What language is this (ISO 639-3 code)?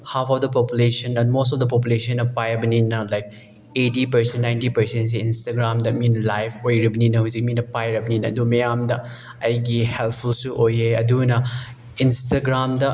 mni